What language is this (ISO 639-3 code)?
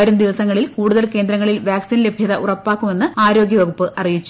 mal